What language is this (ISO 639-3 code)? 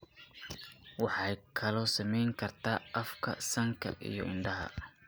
som